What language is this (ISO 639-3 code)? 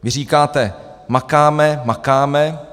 ces